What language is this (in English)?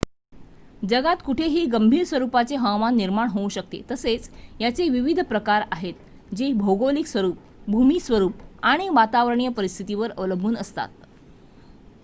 Marathi